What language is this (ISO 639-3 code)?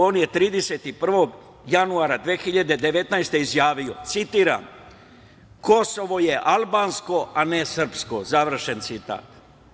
srp